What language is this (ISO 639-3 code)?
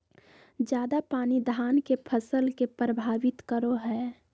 mag